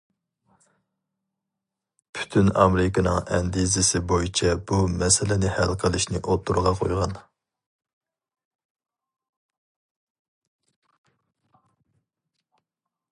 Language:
Uyghur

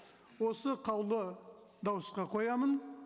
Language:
Kazakh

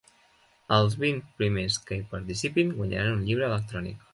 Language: Catalan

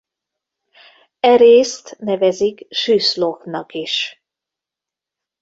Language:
Hungarian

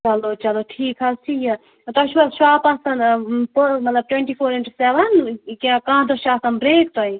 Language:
Kashmiri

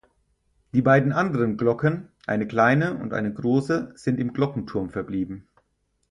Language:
German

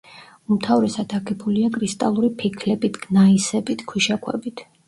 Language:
Georgian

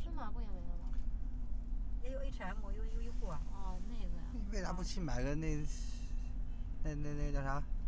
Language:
Chinese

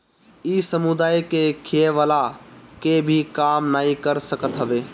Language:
Bhojpuri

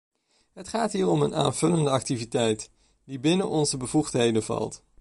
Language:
Dutch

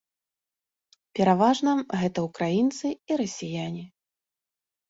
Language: Belarusian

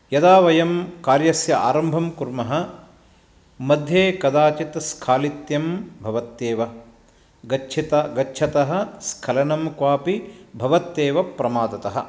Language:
Sanskrit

